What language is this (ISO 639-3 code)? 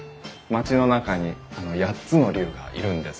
jpn